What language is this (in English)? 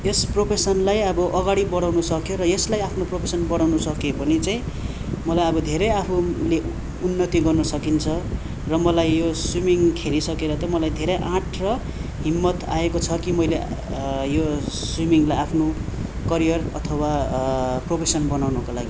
Nepali